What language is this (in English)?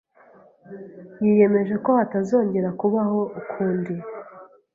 Kinyarwanda